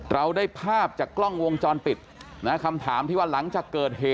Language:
Thai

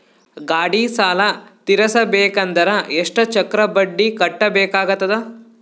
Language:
Kannada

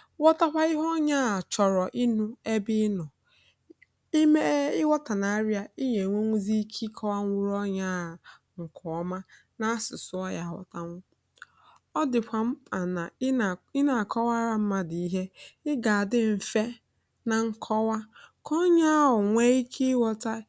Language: Igbo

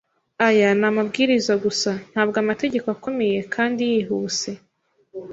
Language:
Kinyarwanda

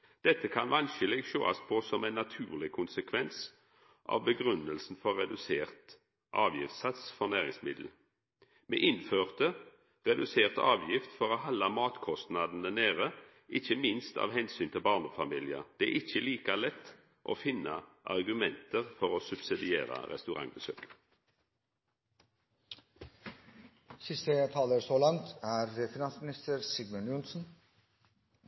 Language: Norwegian Nynorsk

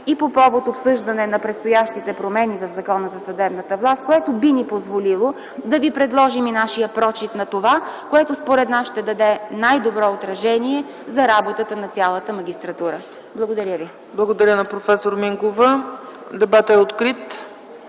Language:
Bulgarian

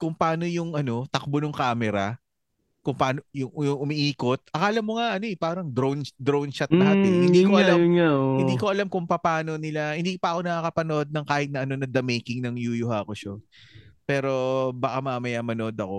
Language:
Filipino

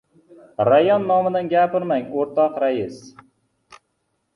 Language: Uzbek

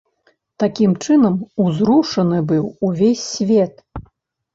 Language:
Belarusian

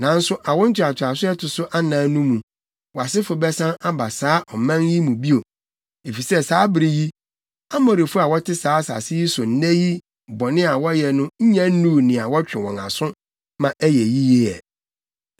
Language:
Akan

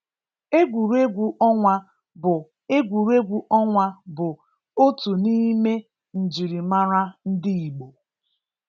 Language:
Igbo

